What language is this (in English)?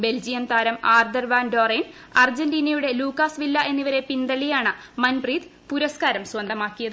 Malayalam